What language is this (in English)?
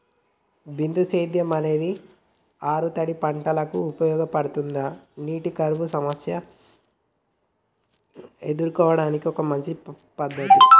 Telugu